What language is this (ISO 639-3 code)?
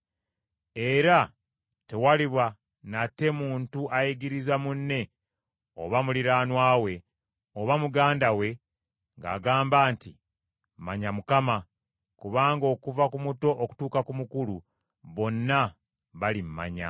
lug